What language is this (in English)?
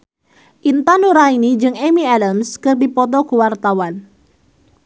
Sundanese